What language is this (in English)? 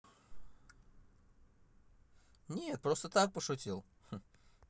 Russian